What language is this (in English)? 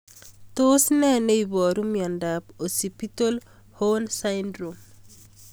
Kalenjin